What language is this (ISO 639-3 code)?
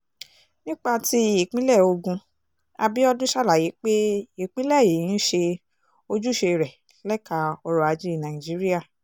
yor